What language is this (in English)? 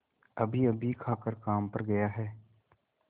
Hindi